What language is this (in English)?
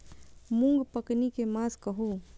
Maithili